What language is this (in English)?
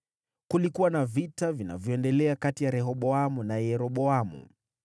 Swahili